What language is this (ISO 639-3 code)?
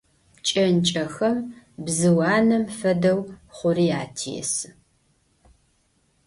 ady